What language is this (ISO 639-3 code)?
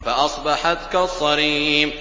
ara